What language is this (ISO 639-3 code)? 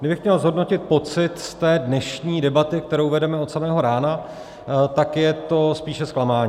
ces